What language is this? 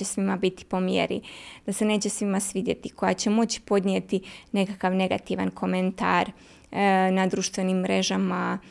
Croatian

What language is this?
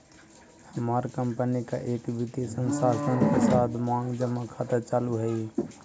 Magahi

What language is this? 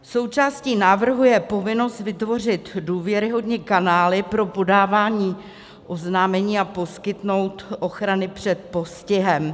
Czech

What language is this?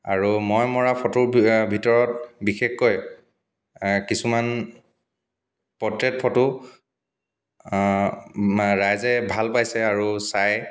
Assamese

